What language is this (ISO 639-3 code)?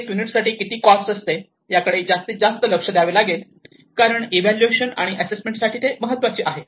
mar